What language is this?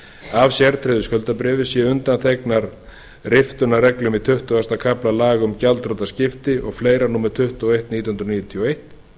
Icelandic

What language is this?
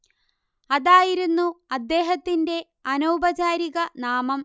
Malayalam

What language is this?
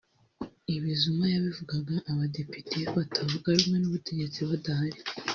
Kinyarwanda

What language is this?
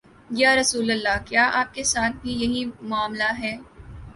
Urdu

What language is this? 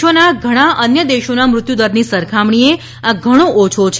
Gujarati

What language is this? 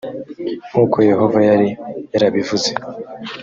Kinyarwanda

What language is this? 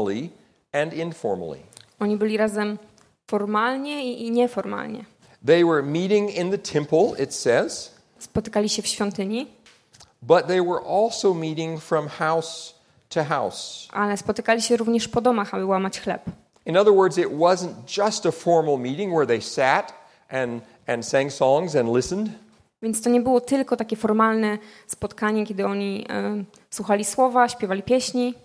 Polish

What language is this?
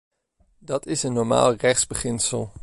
Dutch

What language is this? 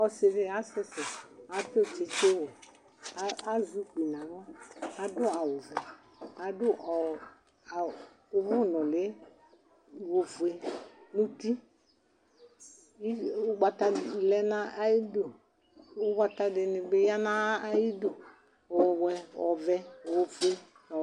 Ikposo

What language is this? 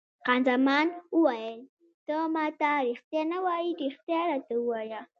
Pashto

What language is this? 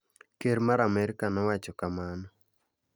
Luo (Kenya and Tanzania)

